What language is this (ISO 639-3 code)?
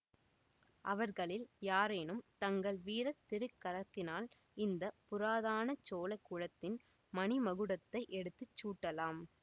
tam